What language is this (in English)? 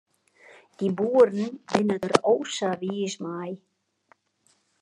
Western Frisian